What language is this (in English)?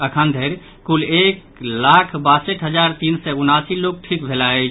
Maithili